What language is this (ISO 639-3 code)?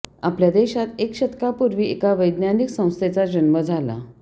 mar